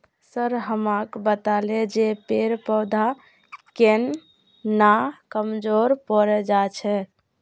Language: Magahi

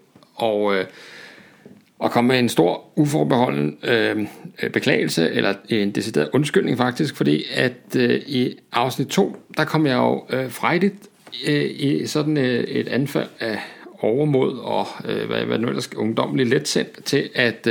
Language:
Danish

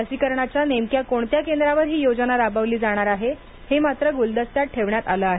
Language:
Marathi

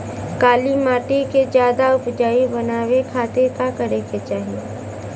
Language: Bhojpuri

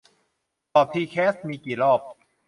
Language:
Thai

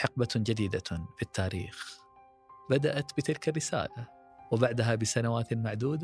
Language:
Arabic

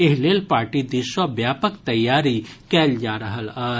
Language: Maithili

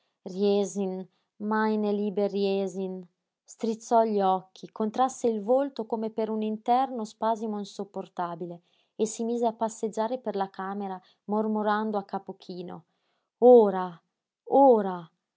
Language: Italian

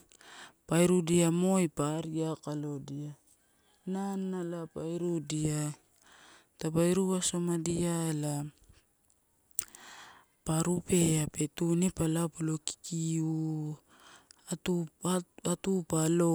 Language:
Torau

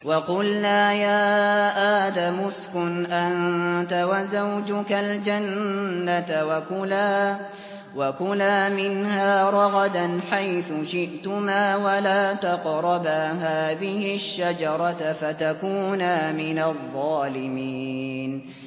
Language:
Arabic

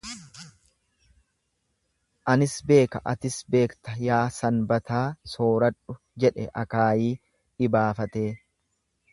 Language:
Oromo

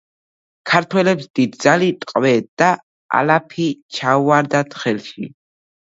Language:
Georgian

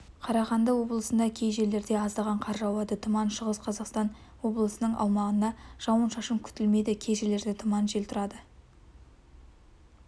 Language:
Kazakh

